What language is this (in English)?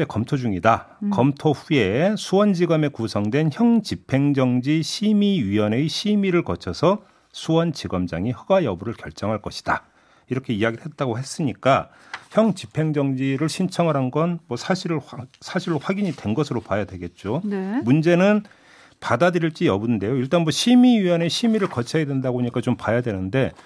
Korean